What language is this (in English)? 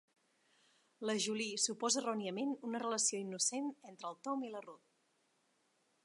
Catalan